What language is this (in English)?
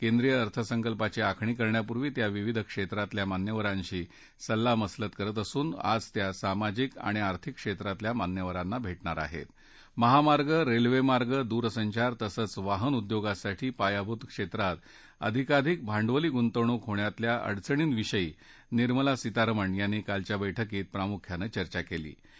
Marathi